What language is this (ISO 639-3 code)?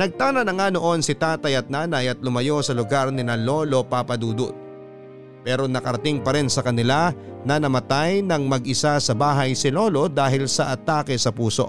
fil